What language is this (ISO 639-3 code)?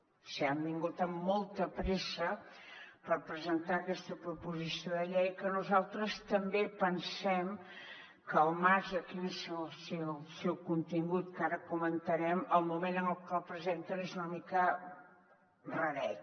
cat